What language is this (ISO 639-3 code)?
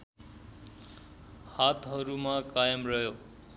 nep